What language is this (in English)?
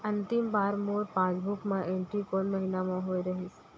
Chhattisgarhi